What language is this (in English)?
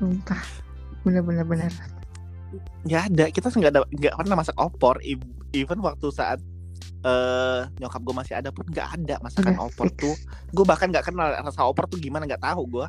Indonesian